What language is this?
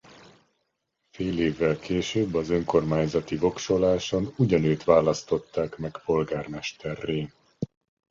Hungarian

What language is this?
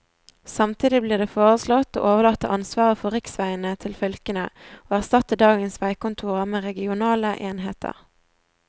Norwegian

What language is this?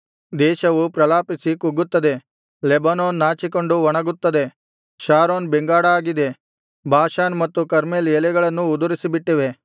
Kannada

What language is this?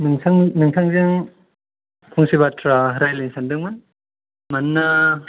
Bodo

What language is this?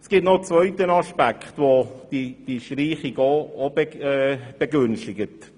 Swiss German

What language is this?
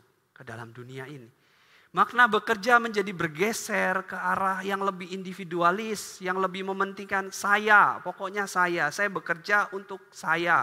Indonesian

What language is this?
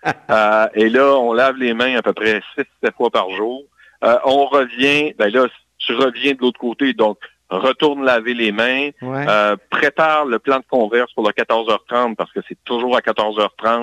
French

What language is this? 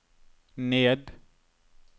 Norwegian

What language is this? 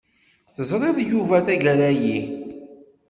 Kabyle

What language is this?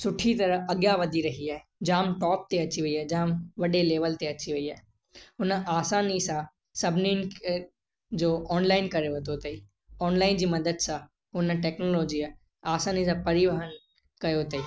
Sindhi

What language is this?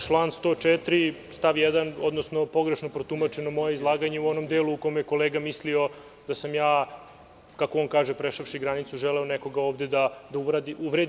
Serbian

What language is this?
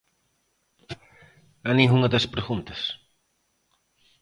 Galician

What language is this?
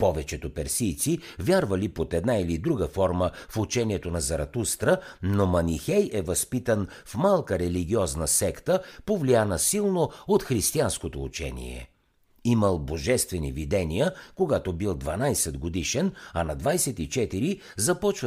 Bulgarian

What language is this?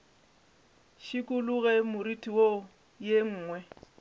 Northern Sotho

